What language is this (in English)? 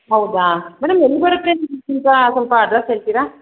Kannada